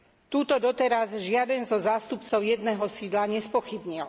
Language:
Slovak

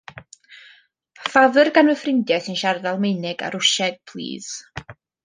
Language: Welsh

